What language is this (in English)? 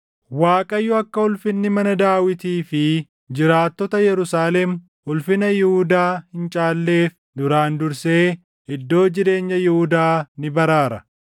Oromo